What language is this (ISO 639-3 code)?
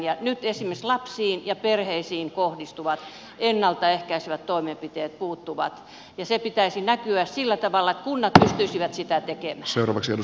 fin